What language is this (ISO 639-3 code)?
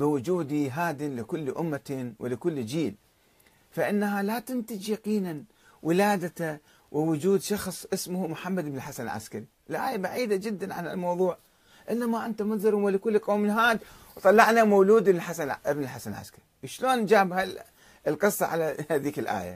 ara